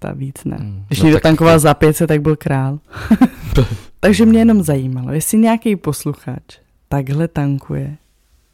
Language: Czech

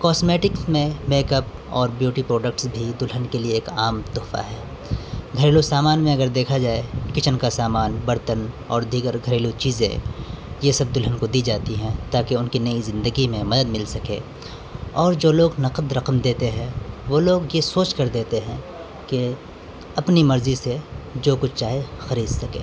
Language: Urdu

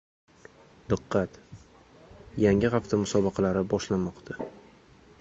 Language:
Uzbek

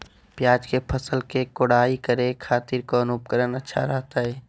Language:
Magahi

